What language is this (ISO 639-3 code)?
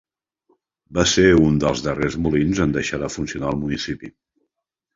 cat